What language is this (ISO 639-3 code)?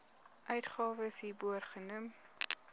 afr